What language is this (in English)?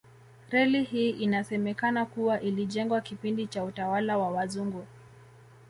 Swahili